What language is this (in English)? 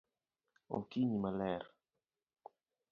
Luo (Kenya and Tanzania)